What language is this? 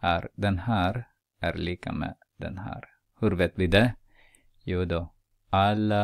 Swedish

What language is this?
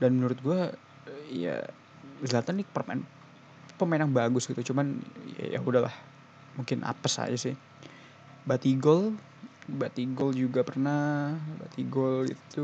Indonesian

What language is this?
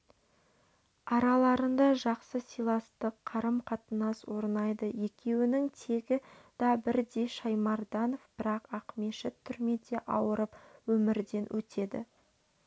Kazakh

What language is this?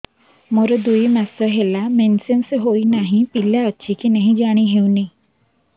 Odia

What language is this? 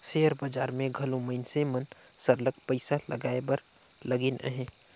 Chhattisgarhi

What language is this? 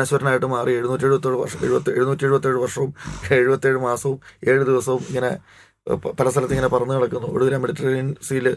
Malayalam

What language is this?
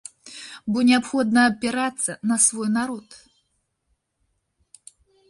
Belarusian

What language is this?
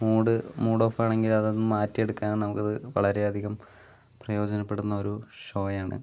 Malayalam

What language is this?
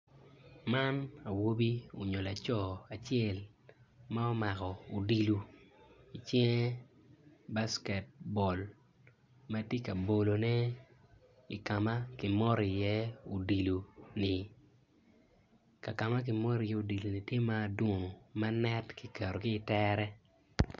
Acoli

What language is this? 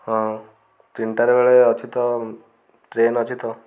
Odia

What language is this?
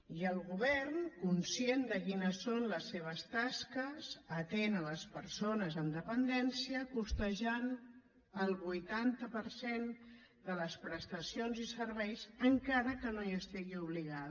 Catalan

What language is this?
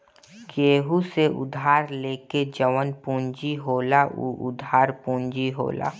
Bhojpuri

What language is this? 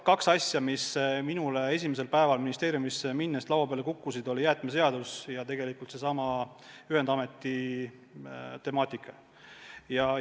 Estonian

